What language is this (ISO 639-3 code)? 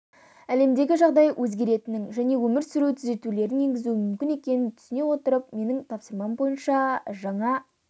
kaz